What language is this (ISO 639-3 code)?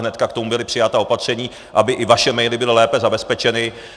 ces